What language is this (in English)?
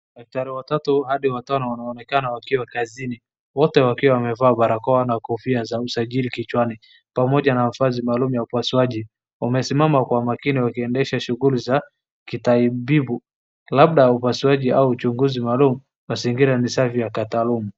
Swahili